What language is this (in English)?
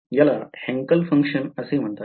Marathi